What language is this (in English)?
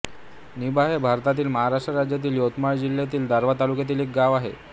Marathi